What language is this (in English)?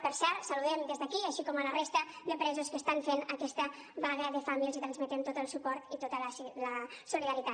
Catalan